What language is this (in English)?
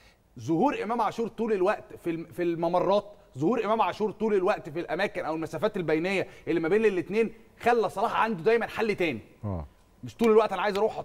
Arabic